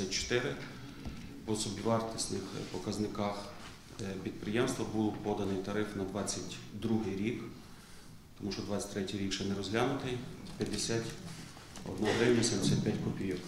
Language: Ukrainian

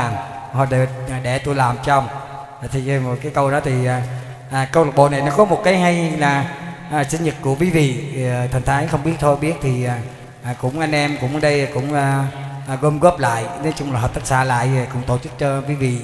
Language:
Vietnamese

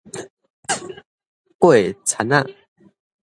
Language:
Min Nan Chinese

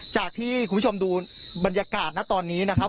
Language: Thai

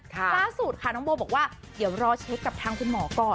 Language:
Thai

